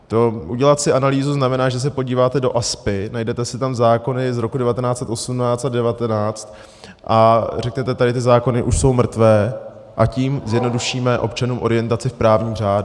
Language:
Czech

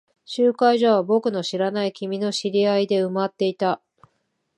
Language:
Japanese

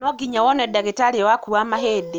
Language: Kikuyu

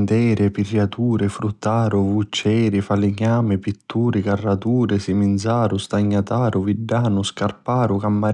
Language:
Sicilian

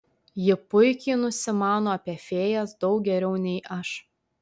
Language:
Lithuanian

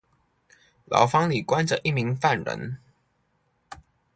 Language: Chinese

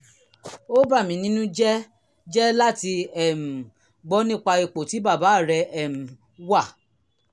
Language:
Yoruba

